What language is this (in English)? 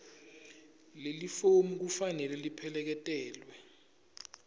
Swati